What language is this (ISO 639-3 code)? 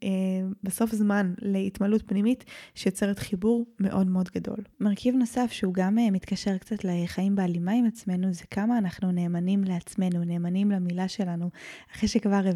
heb